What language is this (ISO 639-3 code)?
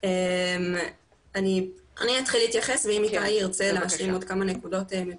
heb